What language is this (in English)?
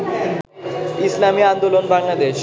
Bangla